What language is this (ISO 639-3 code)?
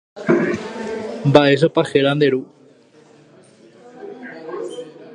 grn